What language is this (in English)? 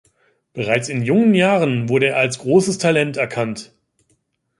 German